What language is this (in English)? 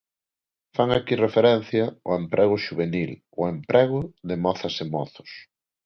Galician